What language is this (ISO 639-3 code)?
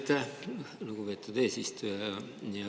est